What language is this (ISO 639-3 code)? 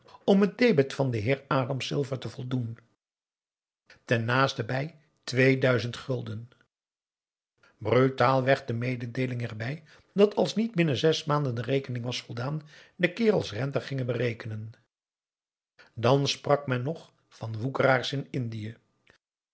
nld